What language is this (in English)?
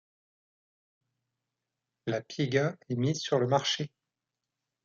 French